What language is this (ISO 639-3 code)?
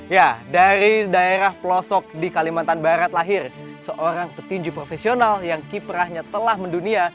ind